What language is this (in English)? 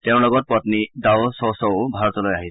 Assamese